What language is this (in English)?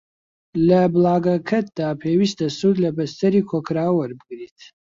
Central Kurdish